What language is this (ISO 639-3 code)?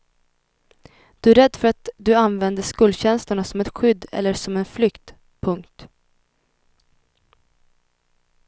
swe